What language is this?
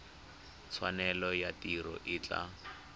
Tswana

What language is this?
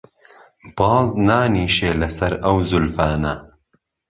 Central Kurdish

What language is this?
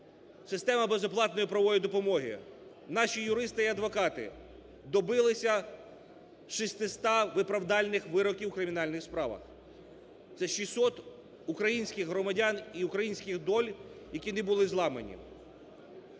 Ukrainian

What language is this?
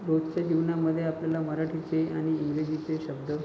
Marathi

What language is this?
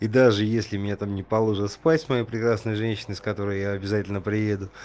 Russian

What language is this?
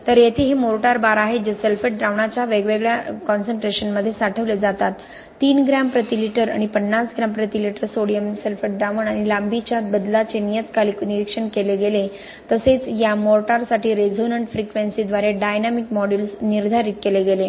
Marathi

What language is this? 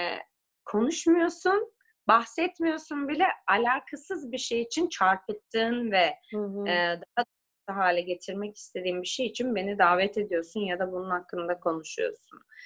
Turkish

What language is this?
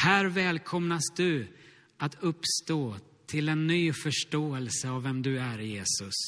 Swedish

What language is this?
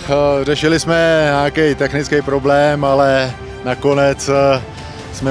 Czech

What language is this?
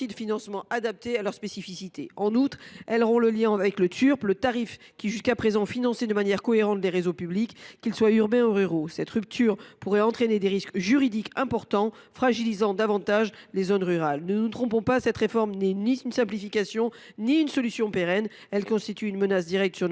French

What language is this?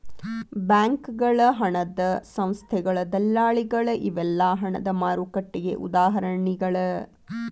Kannada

